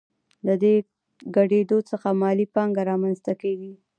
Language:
Pashto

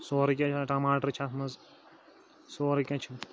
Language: Kashmiri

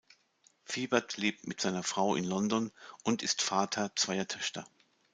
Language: German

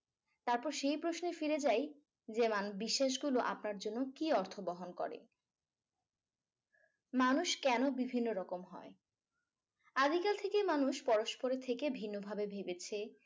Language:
Bangla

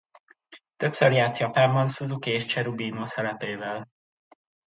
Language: Hungarian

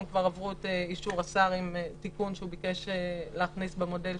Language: Hebrew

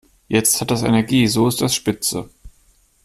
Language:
German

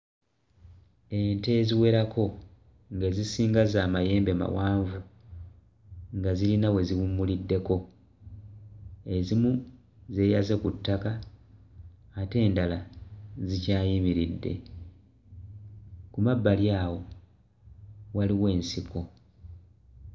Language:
Ganda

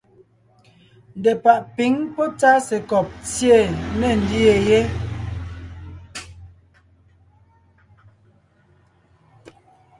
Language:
Ngiemboon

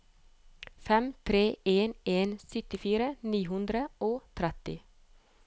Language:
Norwegian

